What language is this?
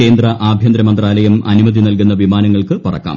Malayalam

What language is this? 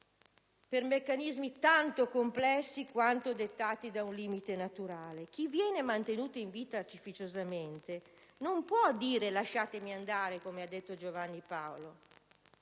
Italian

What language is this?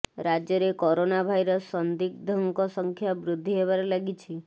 Odia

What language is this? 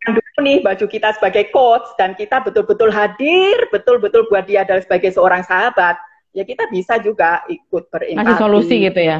Indonesian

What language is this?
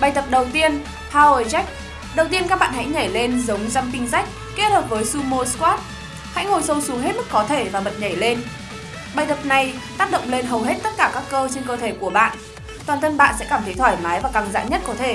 Vietnamese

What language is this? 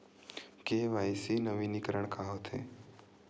Chhattisgarhi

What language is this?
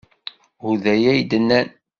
Kabyle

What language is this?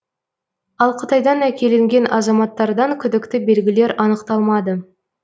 Kazakh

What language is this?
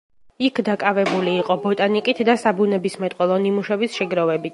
Georgian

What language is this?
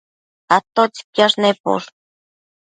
Matsés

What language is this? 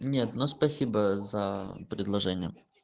Russian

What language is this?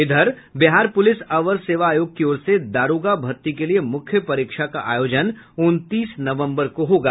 Hindi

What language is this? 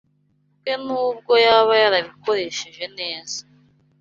Kinyarwanda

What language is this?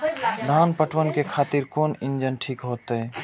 Maithili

